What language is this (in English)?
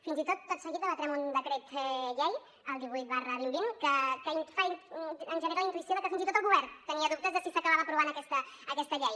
Catalan